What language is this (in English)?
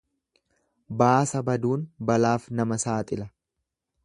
Oromo